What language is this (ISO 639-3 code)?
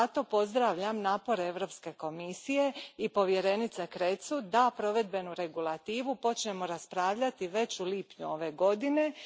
hrv